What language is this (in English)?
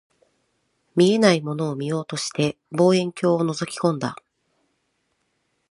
Japanese